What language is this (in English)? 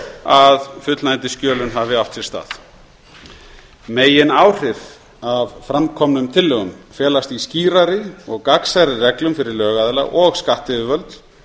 Icelandic